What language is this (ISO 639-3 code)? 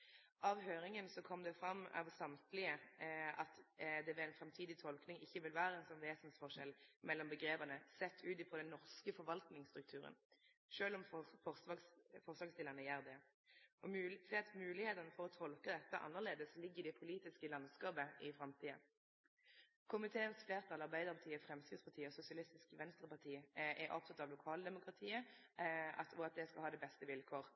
nno